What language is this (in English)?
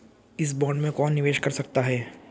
Hindi